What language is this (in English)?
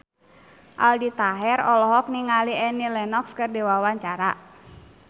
Sundanese